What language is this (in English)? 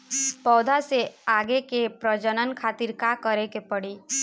Bhojpuri